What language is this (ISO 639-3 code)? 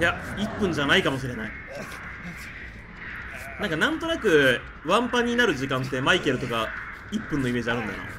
jpn